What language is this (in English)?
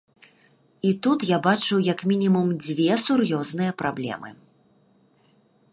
Belarusian